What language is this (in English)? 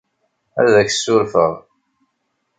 Kabyle